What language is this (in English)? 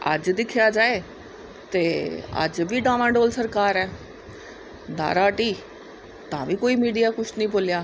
Dogri